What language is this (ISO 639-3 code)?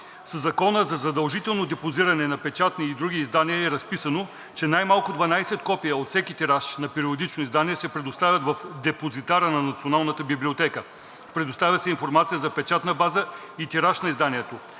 bul